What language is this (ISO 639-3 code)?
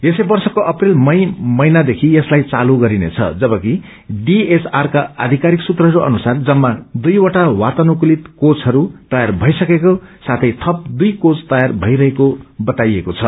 nep